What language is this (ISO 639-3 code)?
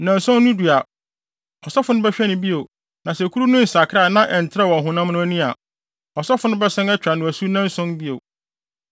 aka